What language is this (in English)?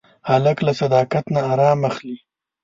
Pashto